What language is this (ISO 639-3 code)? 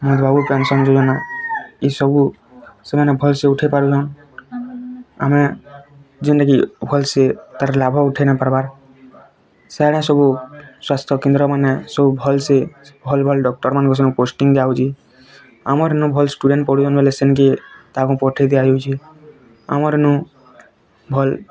ori